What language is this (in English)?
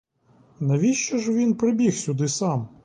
Ukrainian